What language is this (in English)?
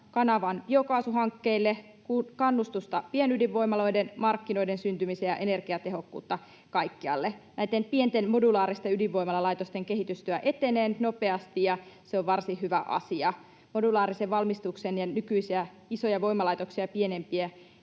Finnish